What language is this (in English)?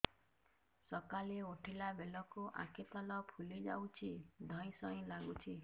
Odia